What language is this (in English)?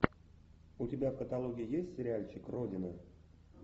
Russian